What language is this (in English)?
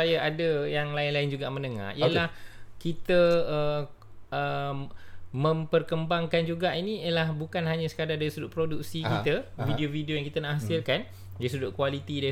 Malay